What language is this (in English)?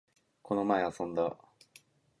Japanese